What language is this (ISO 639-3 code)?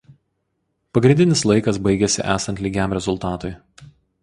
lit